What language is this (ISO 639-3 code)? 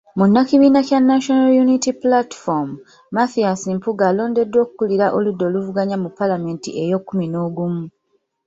lug